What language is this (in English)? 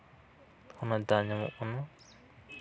Santali